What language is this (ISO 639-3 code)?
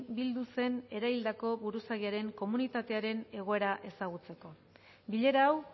eus